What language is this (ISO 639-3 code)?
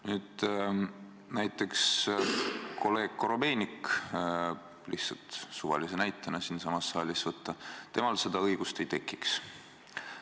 est